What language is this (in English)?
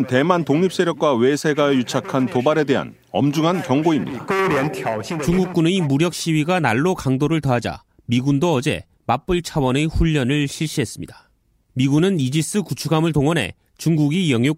Korean